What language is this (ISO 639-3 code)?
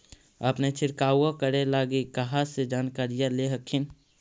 mag